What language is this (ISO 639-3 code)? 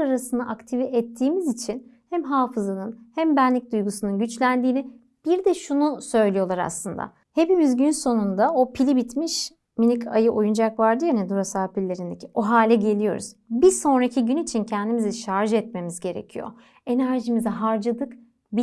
tur